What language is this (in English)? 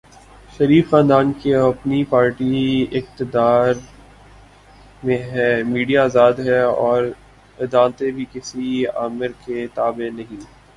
Urdu